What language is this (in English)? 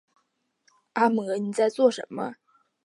Chinese